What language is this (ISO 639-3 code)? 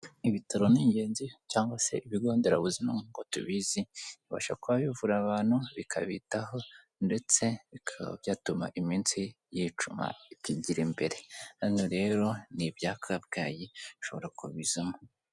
kin